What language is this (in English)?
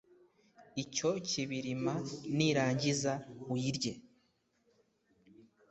Kinyarwanda